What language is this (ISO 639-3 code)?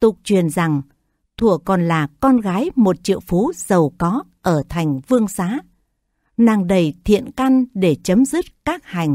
vie